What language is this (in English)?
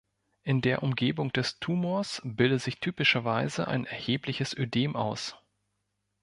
German